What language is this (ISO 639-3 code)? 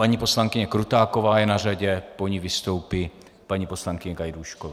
ces